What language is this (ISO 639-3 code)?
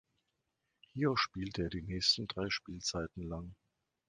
deu